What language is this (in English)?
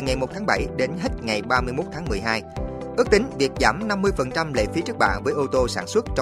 Vietnamese